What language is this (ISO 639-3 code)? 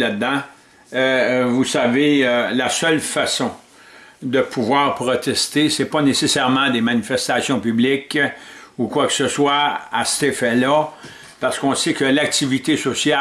fra